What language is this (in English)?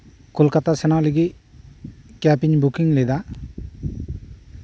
Santali